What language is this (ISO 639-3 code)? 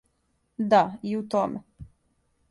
srp